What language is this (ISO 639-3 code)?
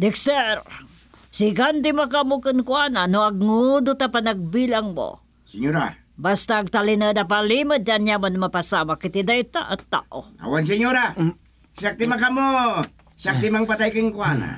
fil